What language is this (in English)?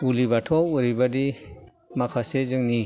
Bodo